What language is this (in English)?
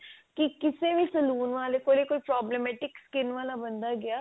Punjabi